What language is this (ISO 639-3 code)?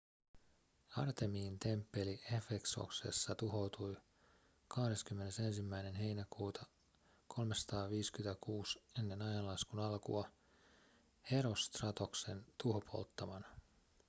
fin